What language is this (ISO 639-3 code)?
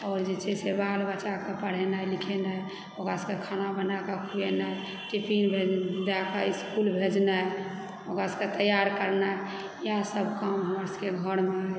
mai